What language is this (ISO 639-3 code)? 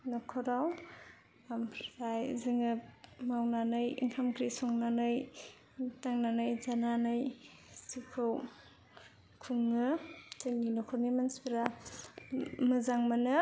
brx